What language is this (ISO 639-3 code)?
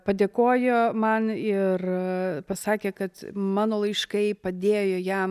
lit